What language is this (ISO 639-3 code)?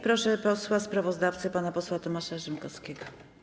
pol